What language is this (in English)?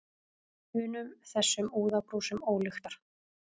Icelandic